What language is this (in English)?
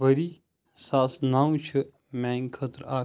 Kashmiri